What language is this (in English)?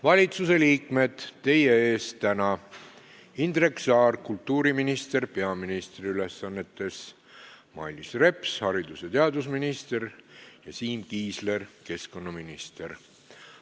Estonian